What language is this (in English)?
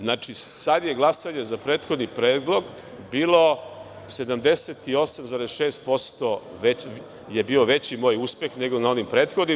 Serbian